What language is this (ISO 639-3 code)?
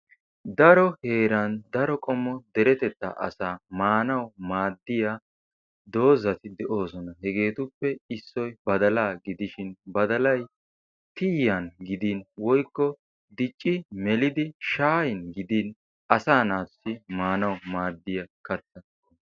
wal